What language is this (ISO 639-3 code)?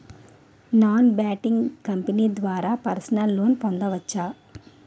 tel